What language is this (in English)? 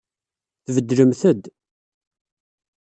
Kabyle